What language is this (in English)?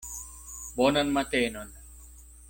Esperanto